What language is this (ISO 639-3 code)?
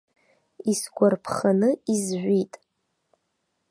abk